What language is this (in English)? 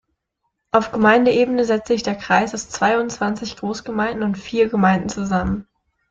German